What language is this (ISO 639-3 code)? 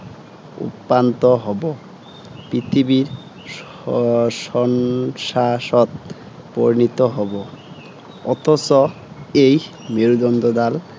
asm